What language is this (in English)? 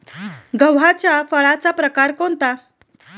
Marathi